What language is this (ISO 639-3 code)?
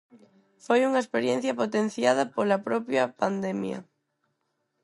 glg